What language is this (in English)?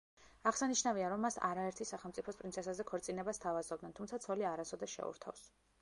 Georgian